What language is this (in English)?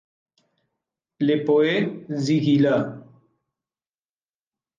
Spanish